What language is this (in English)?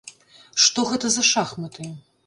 Belarusian